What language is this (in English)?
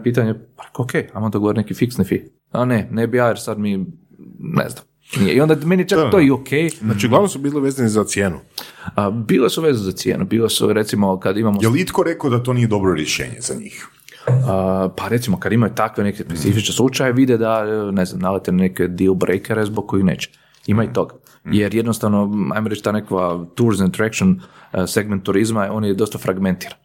Croatian